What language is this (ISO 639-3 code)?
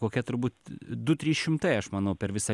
lit